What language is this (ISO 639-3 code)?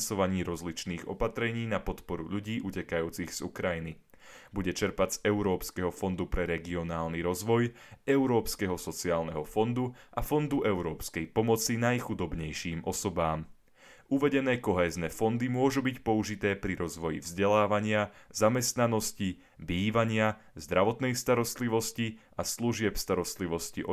slk